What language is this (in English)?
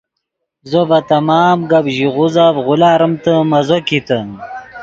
Yidgha